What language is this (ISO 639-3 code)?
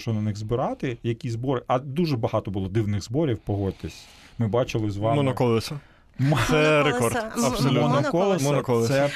ukr